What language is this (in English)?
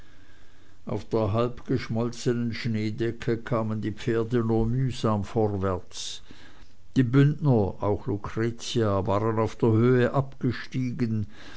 German